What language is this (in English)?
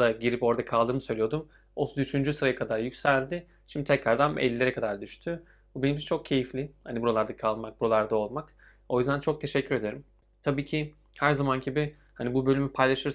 Turkish